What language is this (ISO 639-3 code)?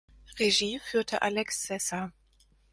deu